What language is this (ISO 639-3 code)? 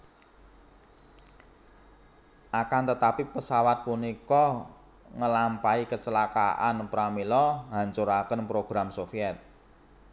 jav